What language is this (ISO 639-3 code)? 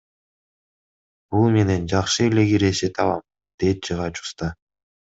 kir